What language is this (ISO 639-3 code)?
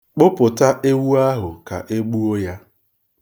ibo